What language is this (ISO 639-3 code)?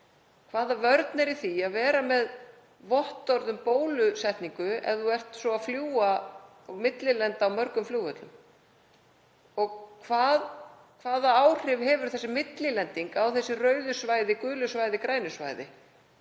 isl